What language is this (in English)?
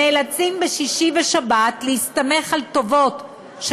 Hebrew